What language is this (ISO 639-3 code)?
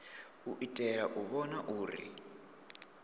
ven